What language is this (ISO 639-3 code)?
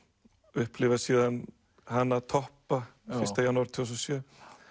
isl